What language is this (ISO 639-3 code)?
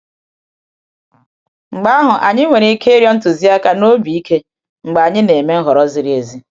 ibo